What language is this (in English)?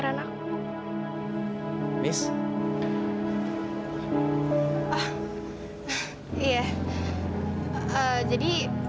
Indonesian